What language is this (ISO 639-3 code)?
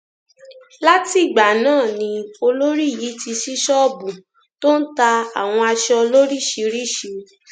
yor